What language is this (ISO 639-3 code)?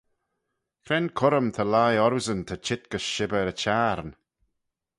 glv